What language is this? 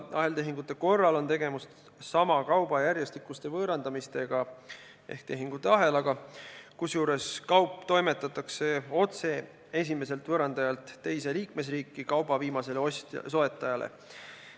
Estonian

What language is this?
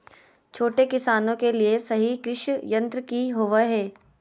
Magahi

